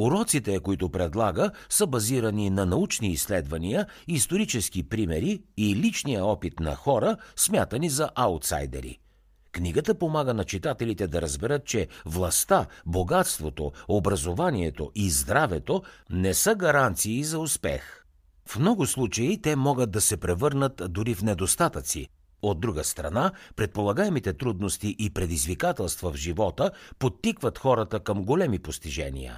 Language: Bulgarian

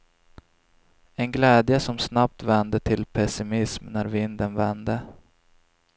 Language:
Swedish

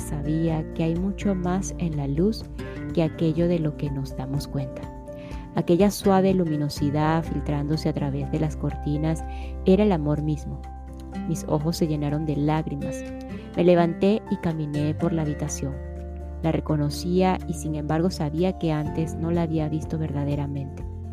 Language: Spanish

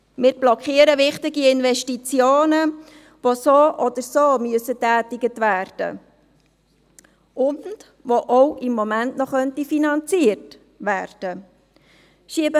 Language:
Swiss German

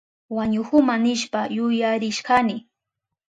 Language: Southern Pastaza Quechua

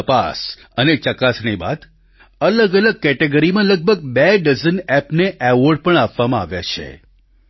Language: Gujarati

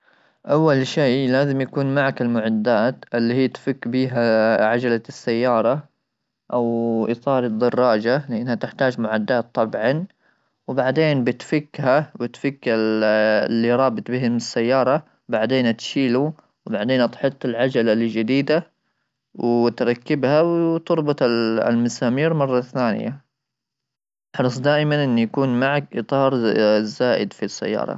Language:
Gulf Arabic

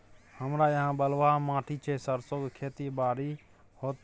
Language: Maithili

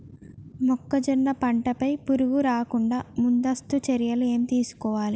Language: Telugu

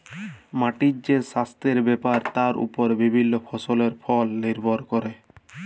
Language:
Bangla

